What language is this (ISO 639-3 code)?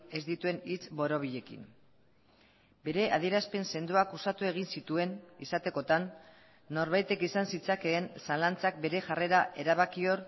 eus